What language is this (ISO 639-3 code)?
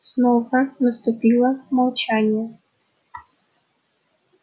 rus